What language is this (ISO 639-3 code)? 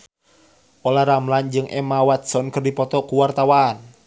sun